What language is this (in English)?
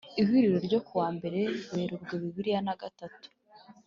Kinyarwanda